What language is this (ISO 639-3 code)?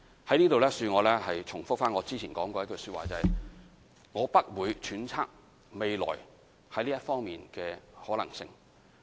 yue